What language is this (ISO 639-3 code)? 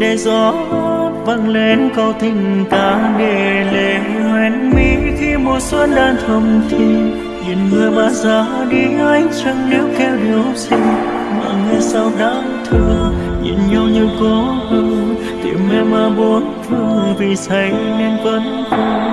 vie